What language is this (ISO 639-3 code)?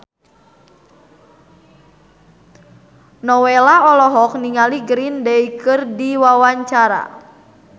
sun